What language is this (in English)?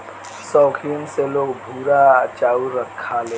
Bhojpuri